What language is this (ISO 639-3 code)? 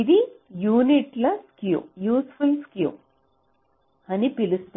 tel